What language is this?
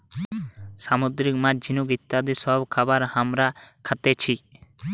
Bangla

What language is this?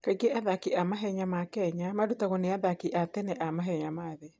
Kikuyu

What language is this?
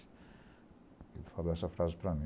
Portuguese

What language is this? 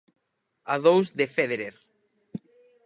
Galician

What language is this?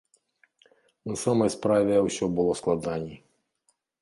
Belarusian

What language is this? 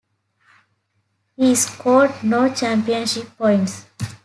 English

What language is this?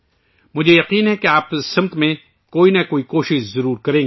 Urdu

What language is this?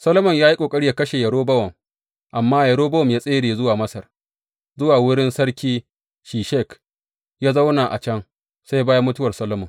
Hausa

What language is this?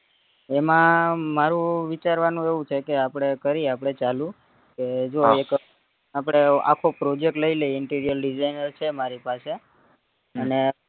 Gujarati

